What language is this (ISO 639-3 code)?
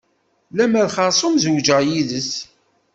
kab